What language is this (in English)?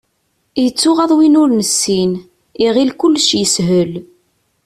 Kabyle